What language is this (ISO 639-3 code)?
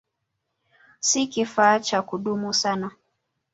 swa